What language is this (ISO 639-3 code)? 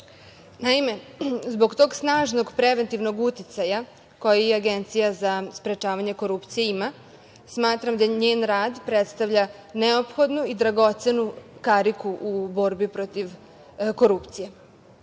srp